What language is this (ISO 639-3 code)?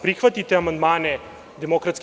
srp